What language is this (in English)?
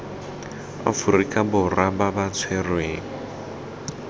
Tswana